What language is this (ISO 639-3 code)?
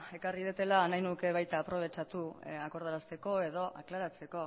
eus